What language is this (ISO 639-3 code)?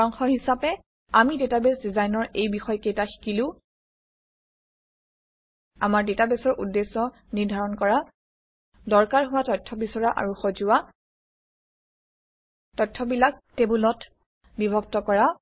asm